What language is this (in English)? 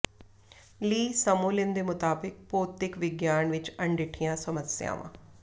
Punjabi